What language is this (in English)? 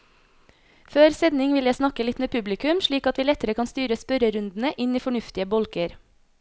Norwegian